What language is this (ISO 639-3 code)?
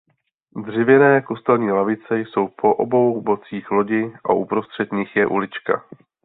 ces